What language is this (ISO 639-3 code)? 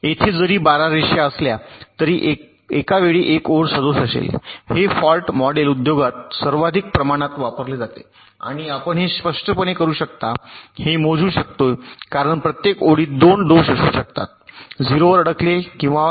mar